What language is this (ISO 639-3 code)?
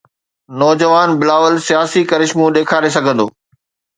snd